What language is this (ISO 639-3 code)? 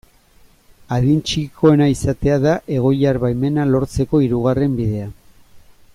eus